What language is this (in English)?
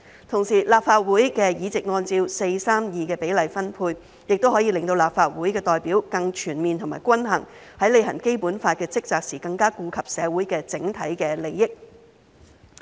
Cantonese